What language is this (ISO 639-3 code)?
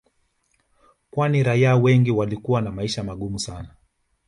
swa